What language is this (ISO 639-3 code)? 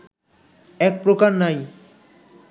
ben